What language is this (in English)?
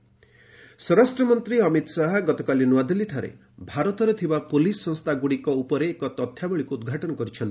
Odia